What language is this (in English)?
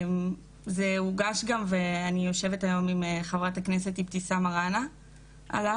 Hebrew